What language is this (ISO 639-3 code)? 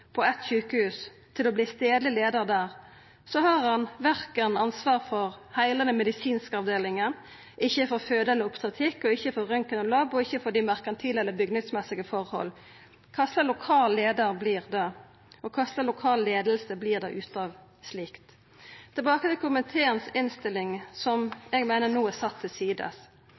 nno